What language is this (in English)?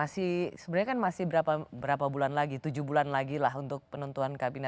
Indonesian